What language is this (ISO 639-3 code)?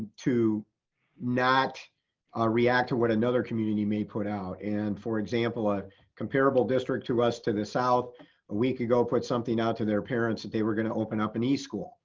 eng